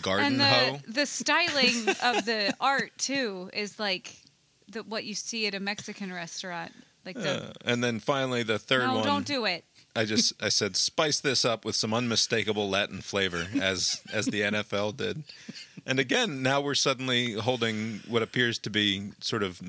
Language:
English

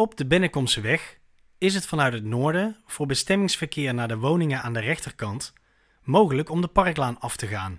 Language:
Dutch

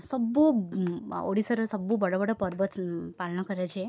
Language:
Odia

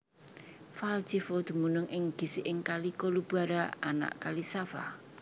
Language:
Javanese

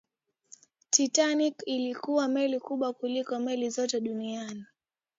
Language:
Swahili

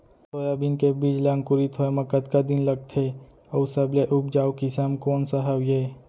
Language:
Chhattisgarhi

